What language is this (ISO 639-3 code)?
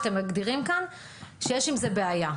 heb